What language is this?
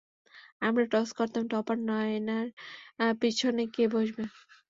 Bangla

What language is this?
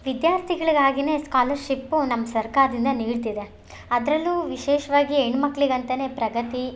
Kannada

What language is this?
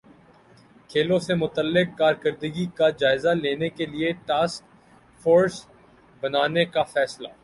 Urdu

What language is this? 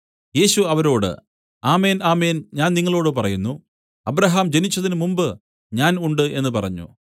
Malayalam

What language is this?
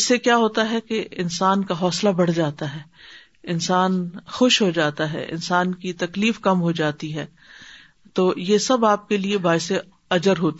Urdu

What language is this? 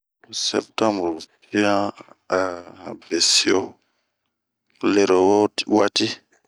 Bomu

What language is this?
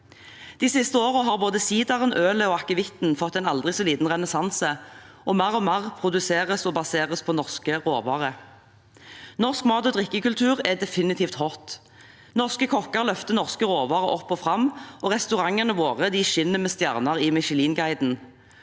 Norwegian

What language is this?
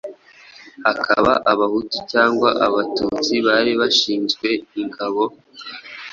Kinyarwanda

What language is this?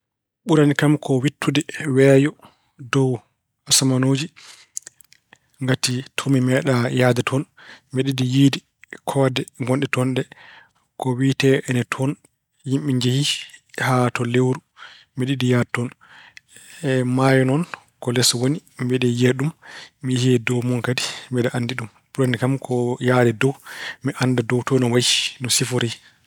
Fula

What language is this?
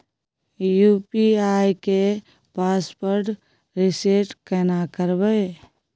Maithili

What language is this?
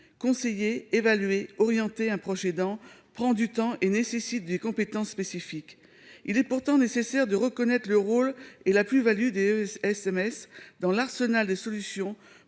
French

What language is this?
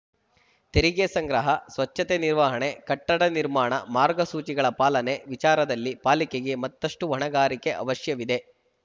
Kannada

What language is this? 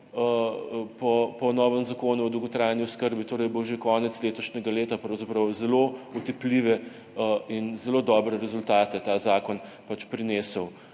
Slovenian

